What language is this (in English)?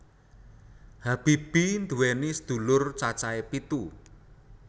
Javanese